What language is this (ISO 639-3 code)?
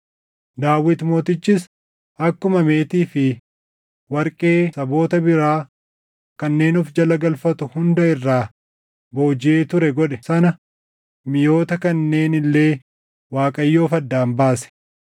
orm